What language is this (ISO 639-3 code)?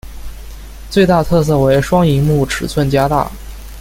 zho